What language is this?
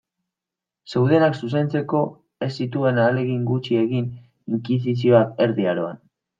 Basque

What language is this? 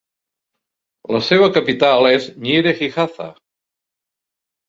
Catalan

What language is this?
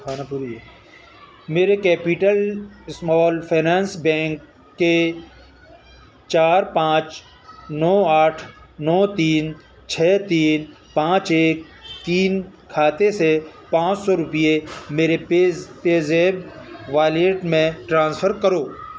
Urdu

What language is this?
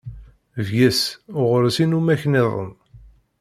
Kabyle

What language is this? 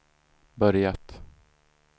Swedish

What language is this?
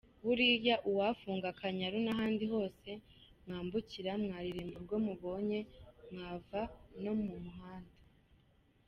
Kinyarwanda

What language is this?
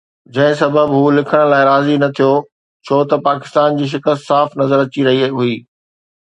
Sindhi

